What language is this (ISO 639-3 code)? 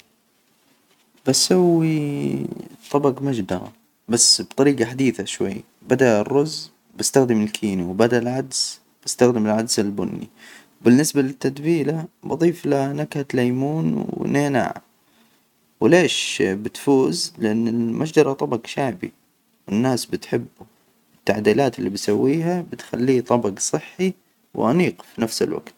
acw